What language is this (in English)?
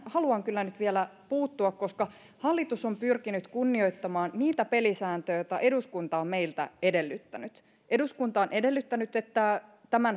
Finnish